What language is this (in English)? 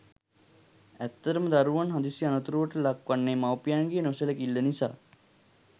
Sinhala